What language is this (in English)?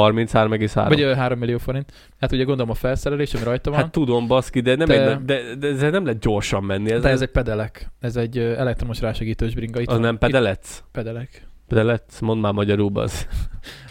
Hungarian